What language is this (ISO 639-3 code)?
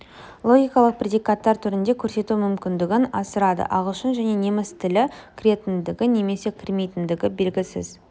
kaz